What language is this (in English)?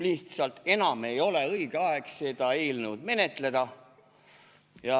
Estonian